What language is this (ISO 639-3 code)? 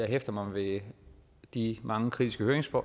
dan